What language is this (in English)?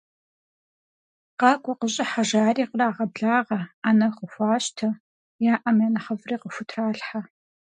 Kabardian